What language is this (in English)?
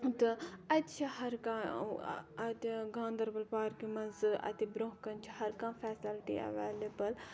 Kashmiri